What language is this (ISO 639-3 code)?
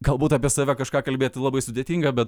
lit